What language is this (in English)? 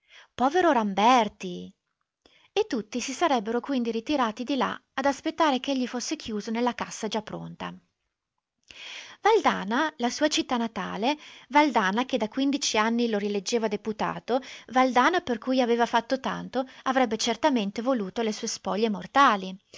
Italian